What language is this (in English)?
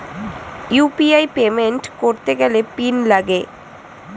Bangla